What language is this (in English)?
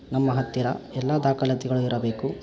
Kannada